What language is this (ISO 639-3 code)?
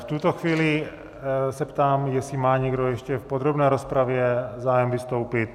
ces